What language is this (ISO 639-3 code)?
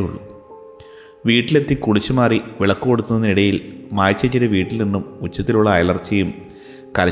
mal